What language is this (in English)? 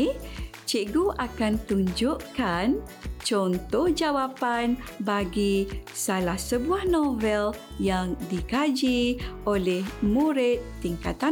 Malay